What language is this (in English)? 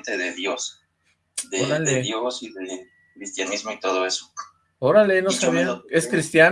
Spanish